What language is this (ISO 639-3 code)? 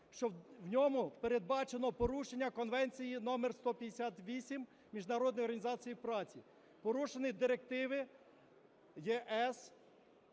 ukr